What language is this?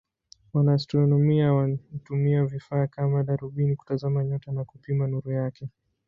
Swahili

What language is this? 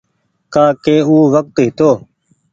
Goaria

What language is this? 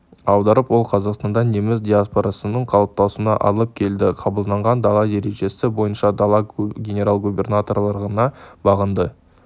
Kazakh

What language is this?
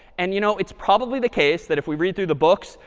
English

